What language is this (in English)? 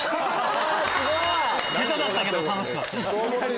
Japanese